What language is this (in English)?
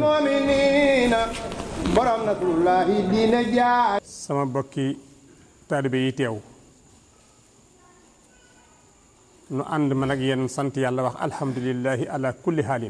Arabic